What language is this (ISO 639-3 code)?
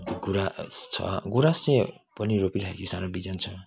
nep